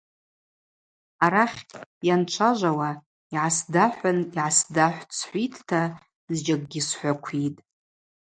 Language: Abaza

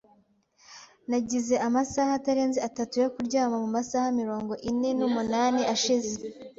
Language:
Kinyarwanda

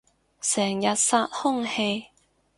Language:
Cantonese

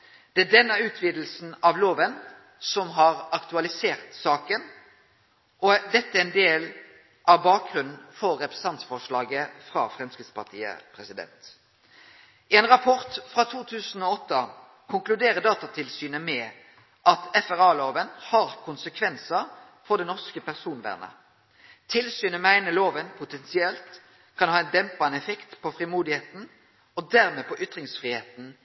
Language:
Norwegian Nynorsk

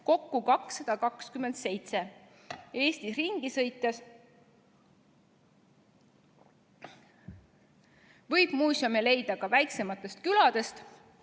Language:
Estonian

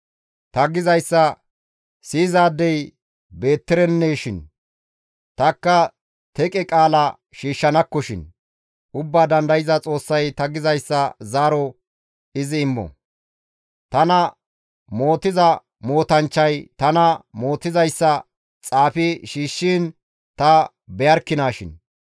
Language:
Gamo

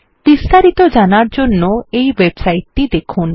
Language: Bangla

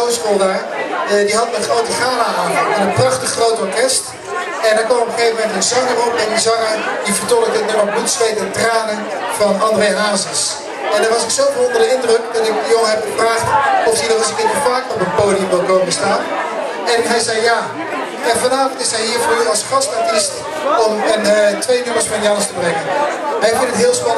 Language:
Dutch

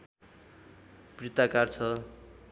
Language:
Nepali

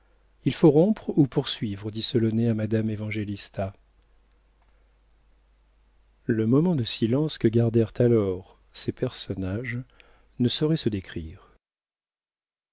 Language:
French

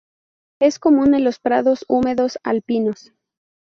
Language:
Spanish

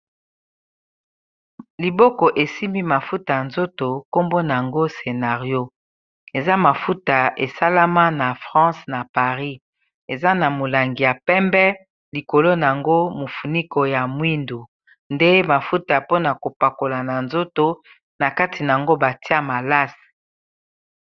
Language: Lingala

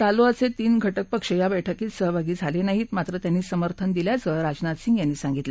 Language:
Marathi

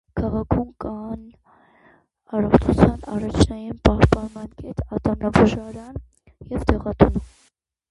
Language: Armenian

